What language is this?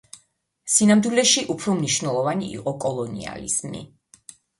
Georgian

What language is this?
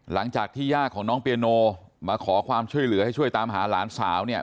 Thai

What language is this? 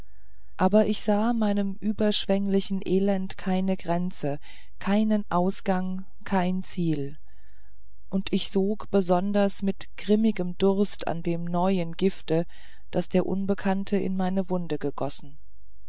German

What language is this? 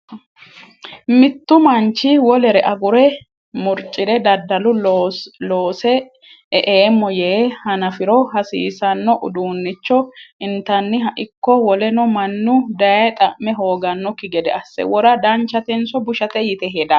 Sidamo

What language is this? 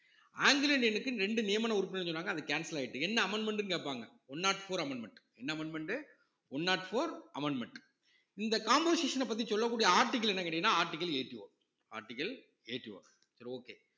Tamil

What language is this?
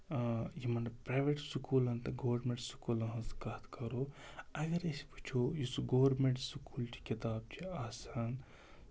Kashmiri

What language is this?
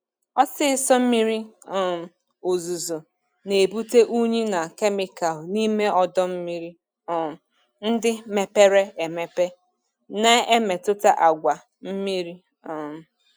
Igbo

